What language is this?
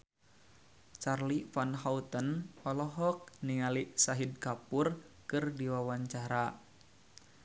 Sundanese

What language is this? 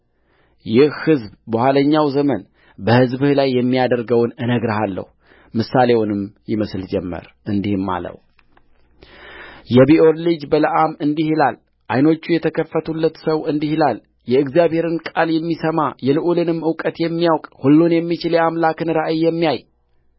Amharic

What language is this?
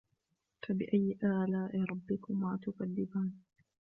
Arabic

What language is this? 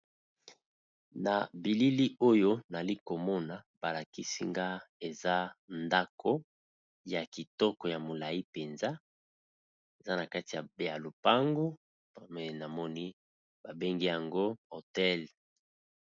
Lingala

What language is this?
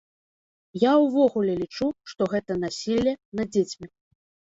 Belarusian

